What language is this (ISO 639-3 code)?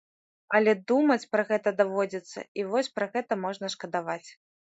bel